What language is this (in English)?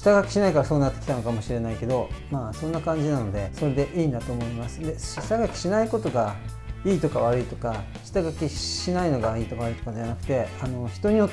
Japanese